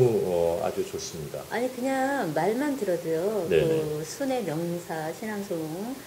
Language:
Korean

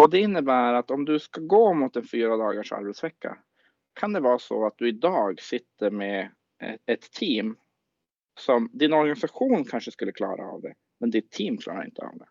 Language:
Swedish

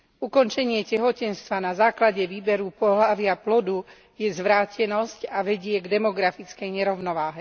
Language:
Slovak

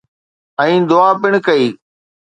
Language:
Sindhi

